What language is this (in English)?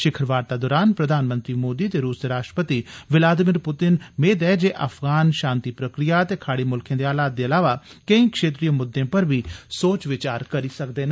Dogri